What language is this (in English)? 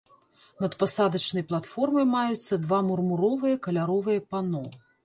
Belarusian